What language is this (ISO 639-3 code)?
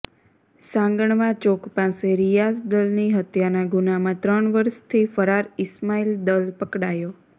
guj